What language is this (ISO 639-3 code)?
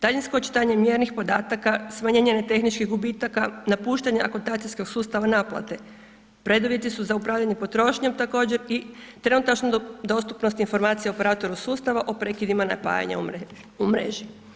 hrv